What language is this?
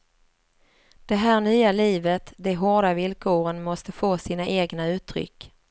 Swedish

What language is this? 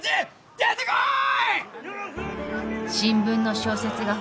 Japanese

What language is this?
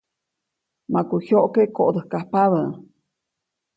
Copainalá Zoque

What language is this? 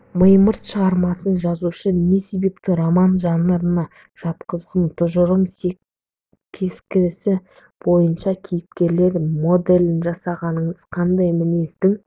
Kazakh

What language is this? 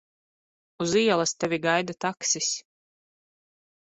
Latvian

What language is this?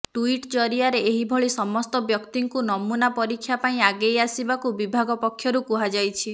Odia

